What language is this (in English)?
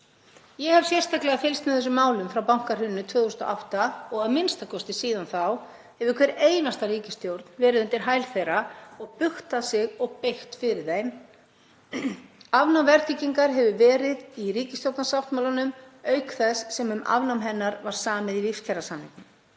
Icelandic